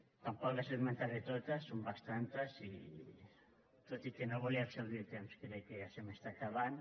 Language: Catalan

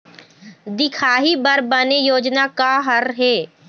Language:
Chhattisgarhi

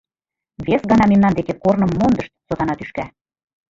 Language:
Mari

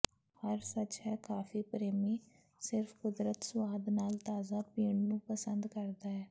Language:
Punjabi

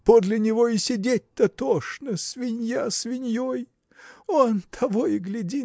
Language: Russian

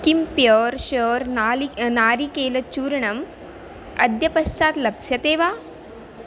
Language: Sanskrit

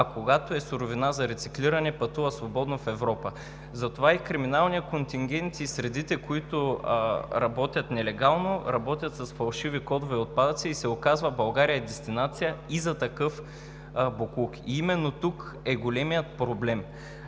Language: Bulgarian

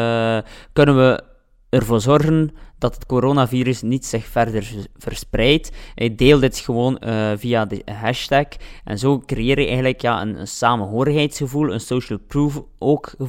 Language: Dutch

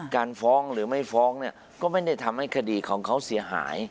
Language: Thai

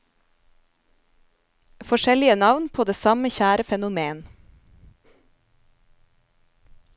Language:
Norwegian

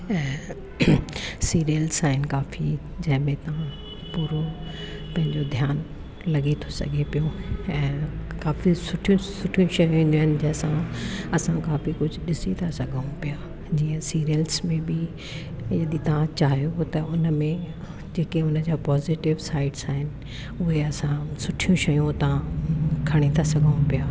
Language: Sindhi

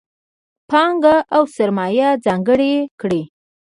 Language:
Pashto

